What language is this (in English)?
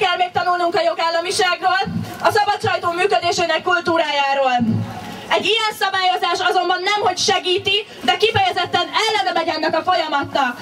Hungarian